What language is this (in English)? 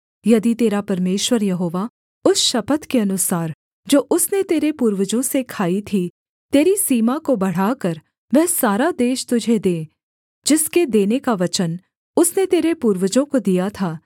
Hindi